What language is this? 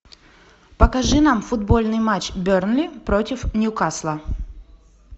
Russian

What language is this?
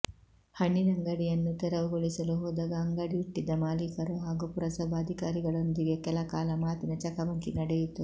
Kannada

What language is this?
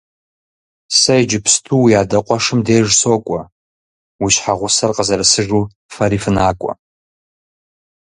Kabardian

